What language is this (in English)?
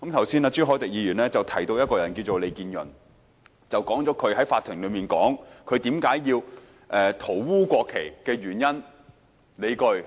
Cantonese